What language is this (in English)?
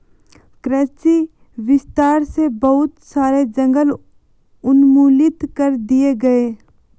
Hindi